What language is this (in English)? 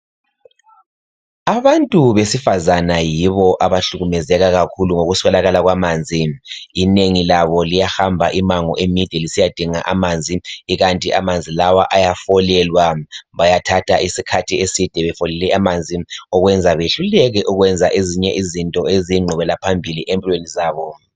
North Ndebele